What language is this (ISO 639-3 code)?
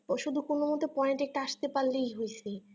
ben